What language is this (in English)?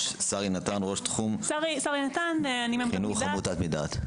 Hebrew